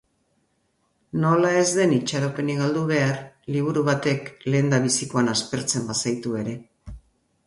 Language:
Basque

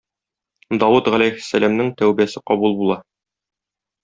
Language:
Tatar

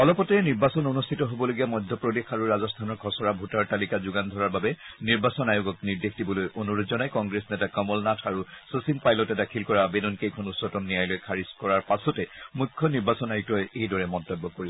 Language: Assamese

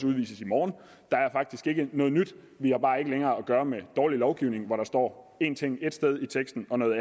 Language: Danish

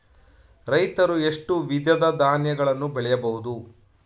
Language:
Kannada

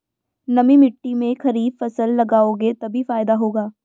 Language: Hindi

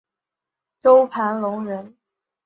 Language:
Chinese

